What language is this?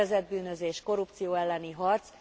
Hungarian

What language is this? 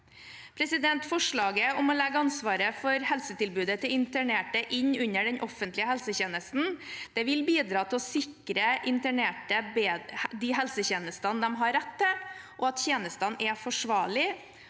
Norwegian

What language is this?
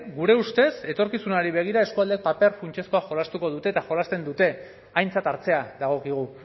Basque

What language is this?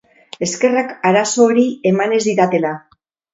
Basque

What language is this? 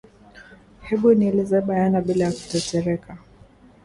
Swahili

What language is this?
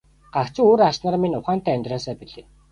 Mongolian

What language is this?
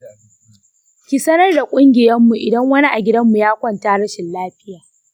Hausa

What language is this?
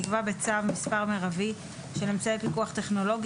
Hebrew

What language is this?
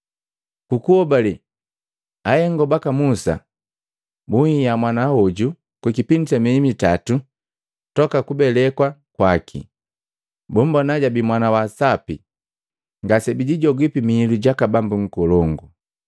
Matengo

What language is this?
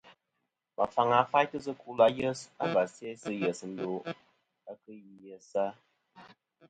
Kom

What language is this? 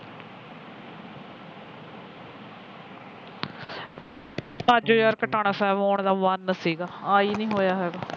Punjabi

